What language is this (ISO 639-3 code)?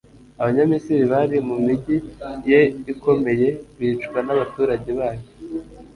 kin